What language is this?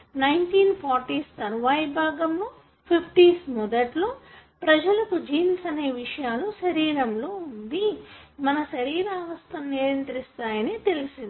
Telugu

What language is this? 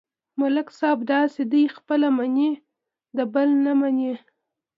Pashto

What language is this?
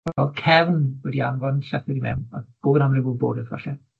Welsh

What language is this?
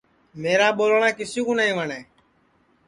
Sansi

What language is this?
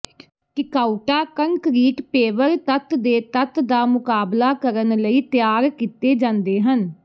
Punjabi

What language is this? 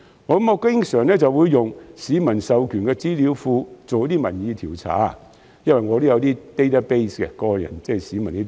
Cantonese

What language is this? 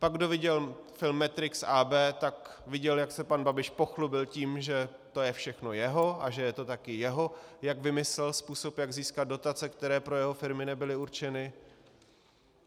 Czech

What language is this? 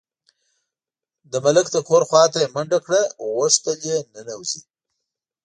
Pashto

